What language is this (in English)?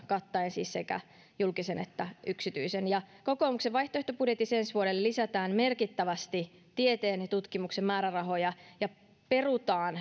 Finnish